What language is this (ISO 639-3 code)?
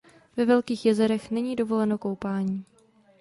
ces